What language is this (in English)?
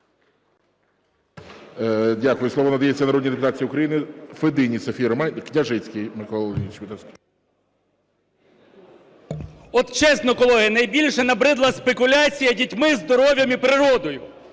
Ukrainian